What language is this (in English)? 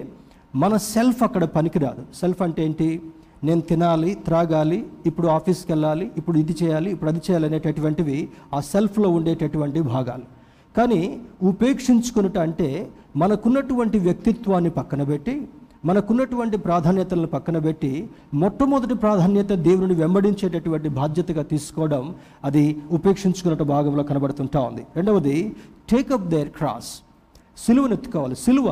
Telugu